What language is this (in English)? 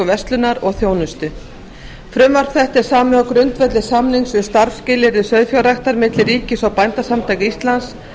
Icelandic